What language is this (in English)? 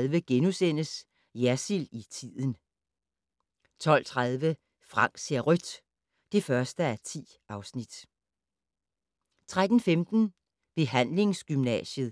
Danish